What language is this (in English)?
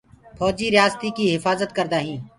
Gurgula